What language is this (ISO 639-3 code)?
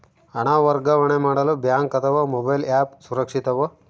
kan